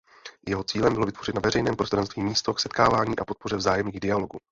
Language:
Czech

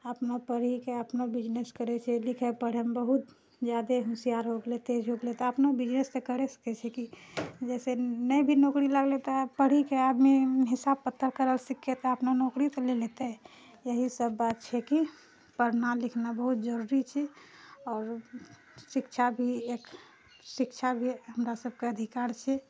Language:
Maithili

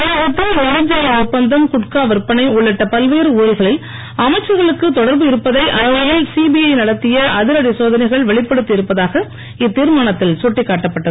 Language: Tamil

